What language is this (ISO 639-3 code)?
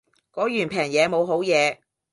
yue